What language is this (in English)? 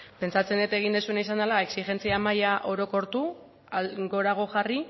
Basque